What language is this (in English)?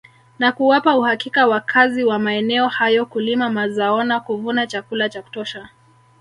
Swahili